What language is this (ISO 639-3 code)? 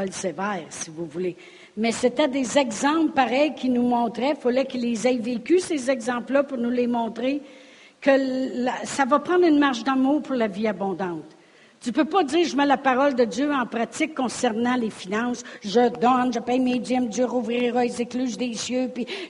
fra